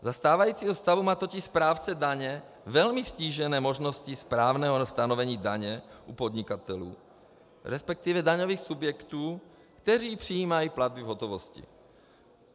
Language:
Czech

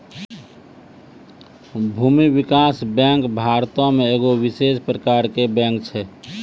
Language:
Maithili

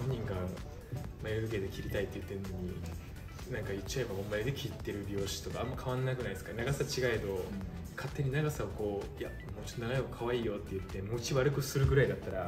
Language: Japanese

